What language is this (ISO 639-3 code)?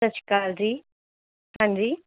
pan